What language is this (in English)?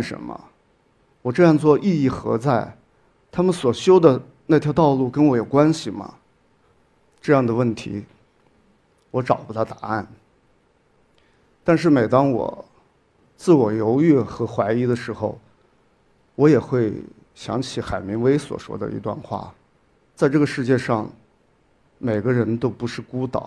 Chinese